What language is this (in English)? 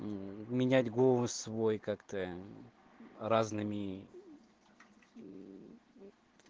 Russian